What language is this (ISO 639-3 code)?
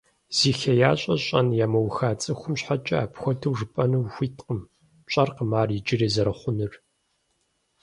kbd